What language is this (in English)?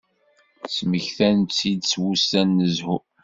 Kabyle